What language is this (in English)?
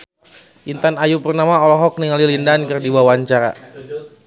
Sundanese